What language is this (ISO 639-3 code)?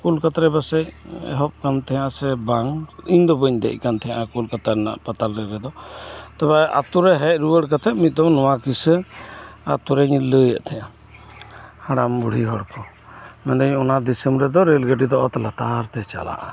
sat